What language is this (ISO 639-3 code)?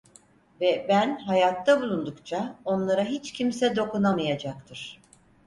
tur